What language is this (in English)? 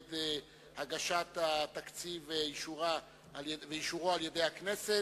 Hebrew